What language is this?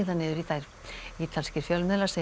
Icelandic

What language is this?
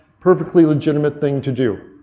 English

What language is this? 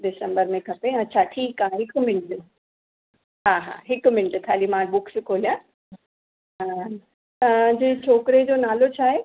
Sindhi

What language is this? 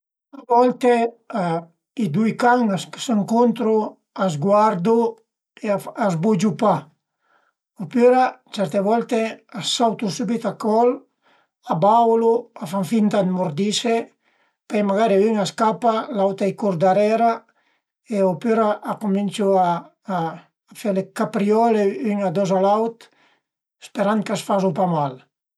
Piedmontese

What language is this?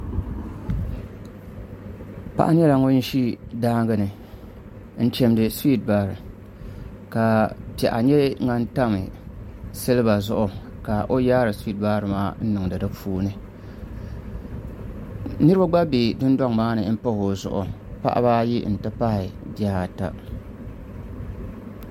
Dagbani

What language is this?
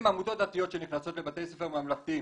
Hebrew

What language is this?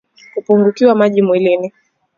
Swahili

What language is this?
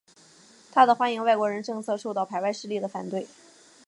Chinese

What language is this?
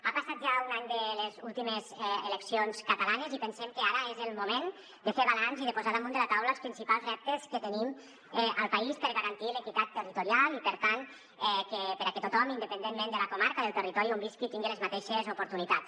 Catalan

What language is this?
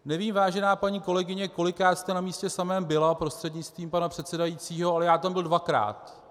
Czech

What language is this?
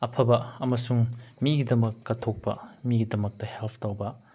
Manipuri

